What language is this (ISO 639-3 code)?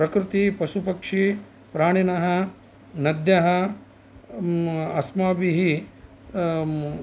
san